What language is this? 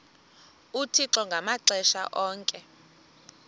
Xhosa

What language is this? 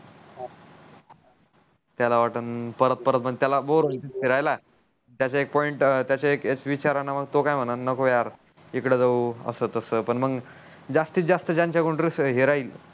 Marathi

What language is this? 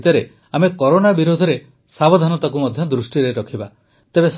Odia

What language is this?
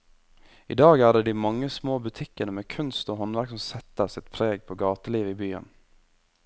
Norwegian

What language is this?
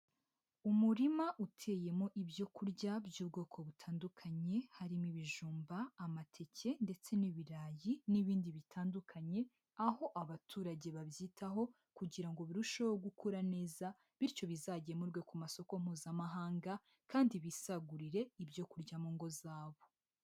Kinyarwanda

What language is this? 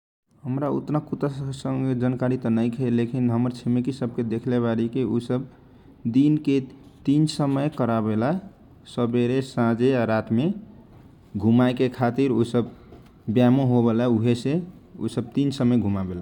Kochila Tharu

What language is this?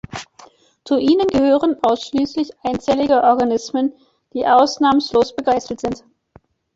German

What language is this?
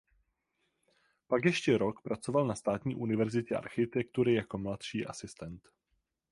Czech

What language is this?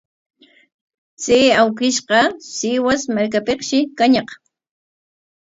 Corongo Ancash Quechua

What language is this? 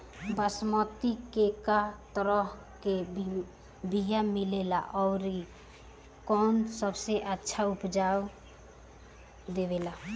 Bhojpuri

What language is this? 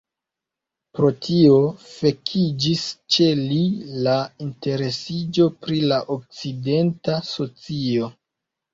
Esperanto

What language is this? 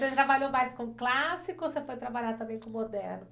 Portuguese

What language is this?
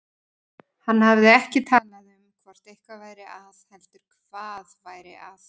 Icelandic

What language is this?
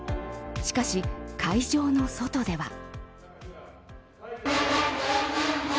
Japanese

